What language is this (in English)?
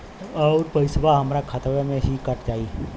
Bhojpuri